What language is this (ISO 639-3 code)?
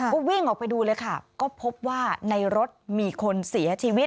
tha